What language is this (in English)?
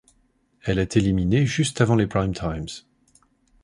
French